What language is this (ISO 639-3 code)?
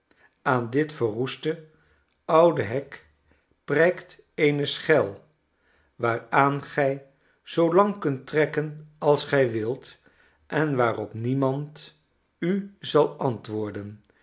nld